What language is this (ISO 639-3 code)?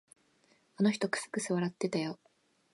jpn